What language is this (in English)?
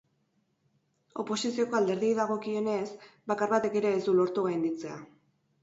Basque